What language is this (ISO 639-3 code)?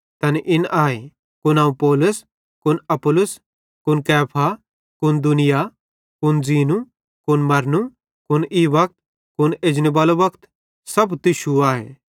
bhd